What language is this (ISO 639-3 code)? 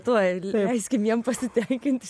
lit